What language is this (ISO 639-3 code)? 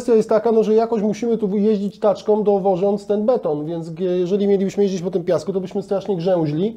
pol